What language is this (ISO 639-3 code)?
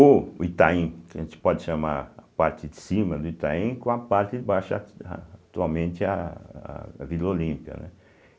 por